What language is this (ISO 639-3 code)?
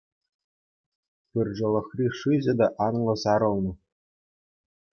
chv